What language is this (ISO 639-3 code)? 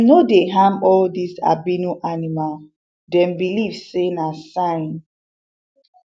pcm